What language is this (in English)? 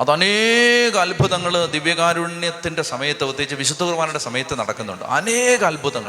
Malayalam